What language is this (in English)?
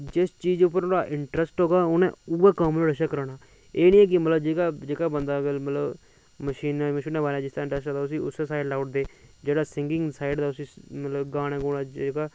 Dogri